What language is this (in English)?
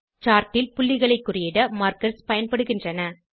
Tamil